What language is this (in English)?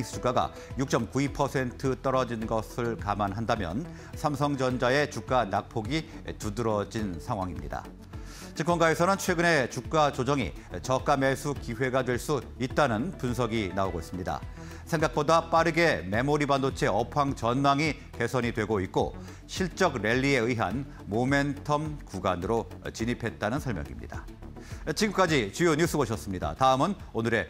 Korean